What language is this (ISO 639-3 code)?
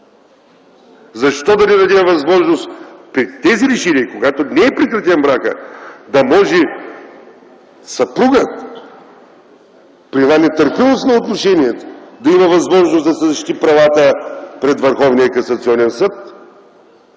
bul